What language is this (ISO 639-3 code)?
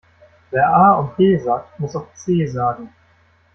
deu